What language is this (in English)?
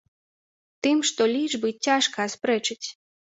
Belarusian